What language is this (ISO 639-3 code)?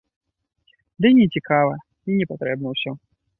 bel